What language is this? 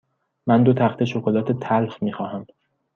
Persian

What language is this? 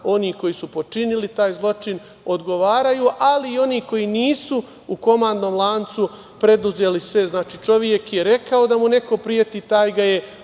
Serbian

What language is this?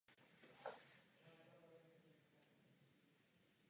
Czech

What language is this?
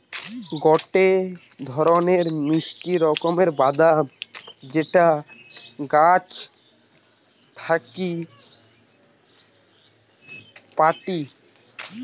Bangla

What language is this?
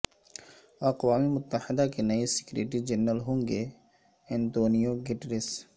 Urdu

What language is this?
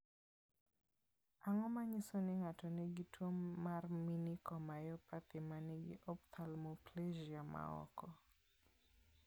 Luo (Kenya and Tanzania)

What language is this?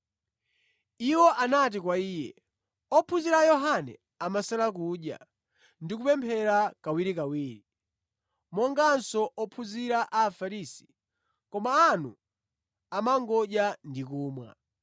Nyanja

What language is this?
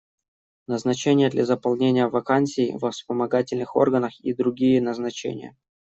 Russian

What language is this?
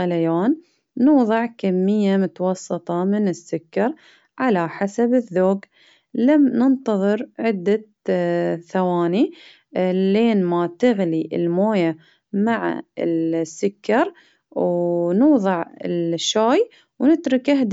Baharna Arabic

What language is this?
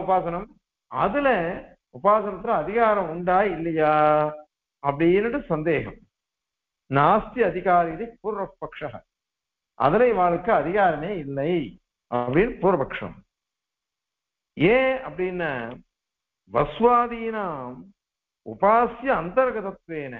Turkish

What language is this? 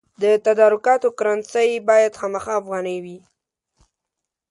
Pashto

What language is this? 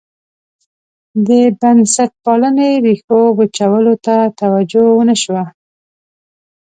Pashto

